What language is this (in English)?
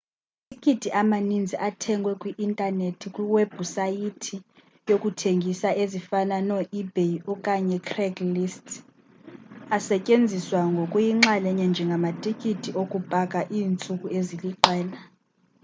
Xhosa